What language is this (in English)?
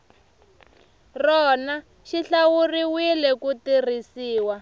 Tsonga